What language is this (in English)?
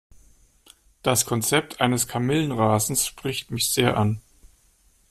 German